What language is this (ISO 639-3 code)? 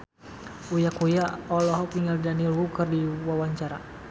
sun